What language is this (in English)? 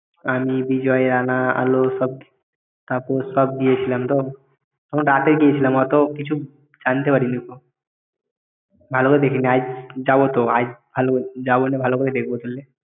Bangla